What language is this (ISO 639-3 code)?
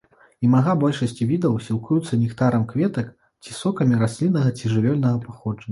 bel